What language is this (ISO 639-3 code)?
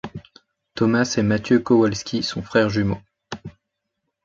fra